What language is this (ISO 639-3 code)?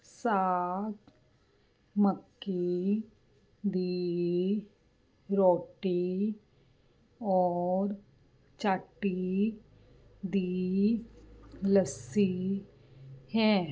pan